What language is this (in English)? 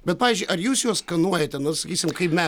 Lithuanian